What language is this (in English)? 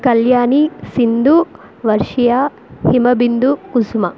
Telugu